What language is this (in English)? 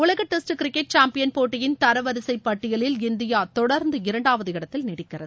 Tamil